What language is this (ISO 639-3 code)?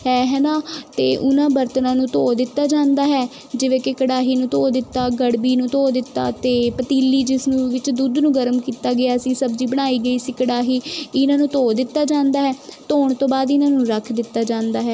pan